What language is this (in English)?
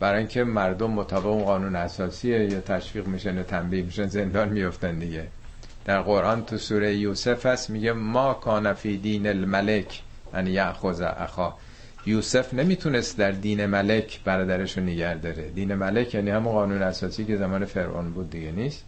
Persian